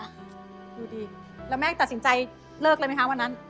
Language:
Thai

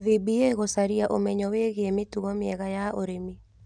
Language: Kikuyu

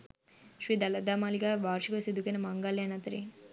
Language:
Sinhala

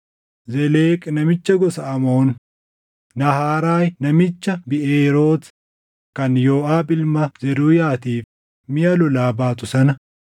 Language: Oromo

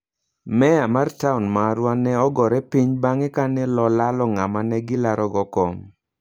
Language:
Luo (Kenya and Tanzania)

